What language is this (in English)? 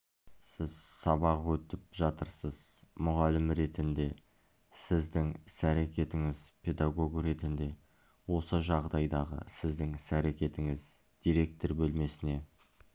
Kazakh